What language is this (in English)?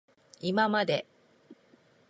Japanese